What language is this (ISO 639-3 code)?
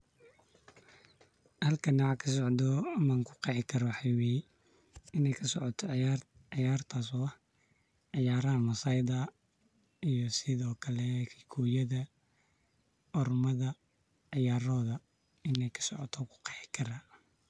som